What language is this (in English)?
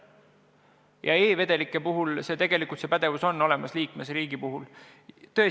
Estonian